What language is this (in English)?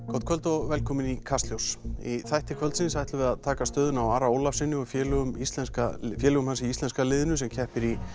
Icelandic